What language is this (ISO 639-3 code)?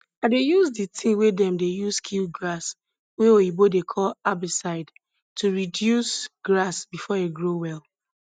pcm